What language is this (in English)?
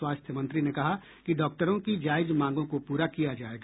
Hindi